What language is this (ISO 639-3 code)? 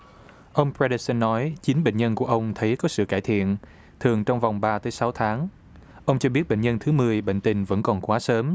vie